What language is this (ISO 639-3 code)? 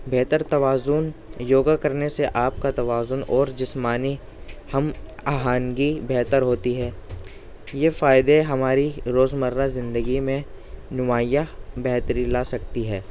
urd